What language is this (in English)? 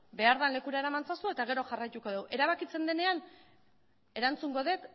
Basque